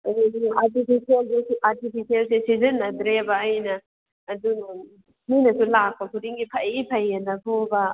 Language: Manipuri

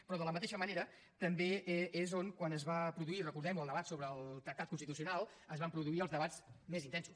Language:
Catalan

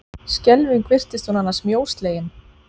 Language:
Icelandic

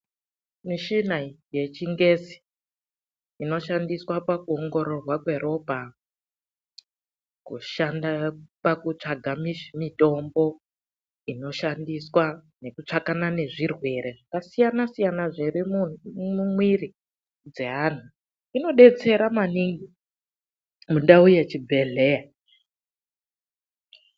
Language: Ndau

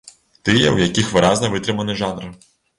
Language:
Belarusian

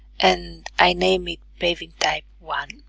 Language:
English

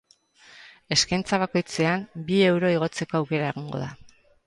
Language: Basque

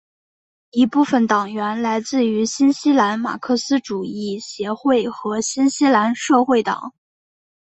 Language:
Chinese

